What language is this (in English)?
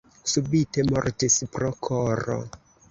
Esperanto